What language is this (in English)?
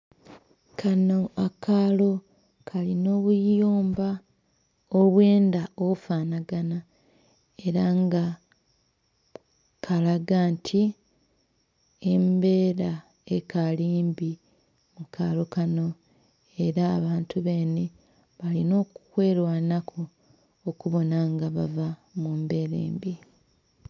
Soga